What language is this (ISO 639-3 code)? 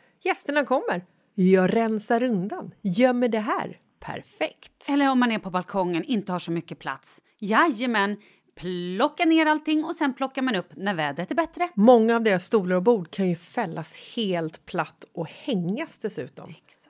swe